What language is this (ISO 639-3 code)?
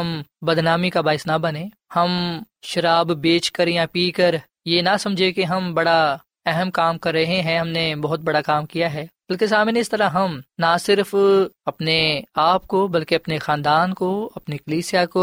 urd